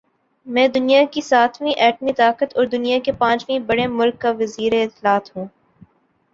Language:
Urdu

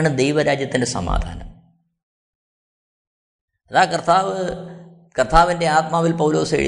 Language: Malayalam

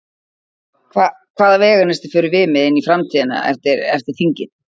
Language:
Icelandic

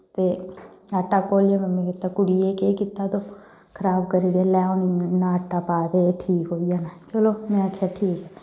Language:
Dogri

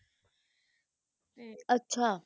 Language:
Punjabi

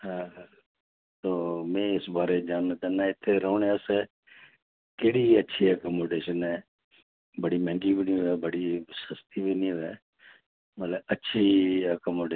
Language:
Dogri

